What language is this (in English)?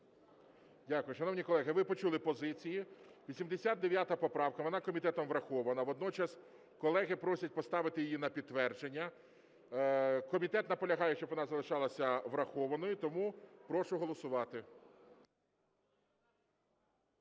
Ukrainian